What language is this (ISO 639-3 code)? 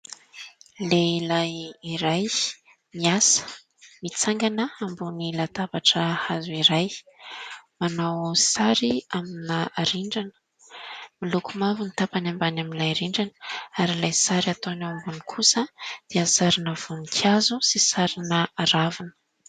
mlg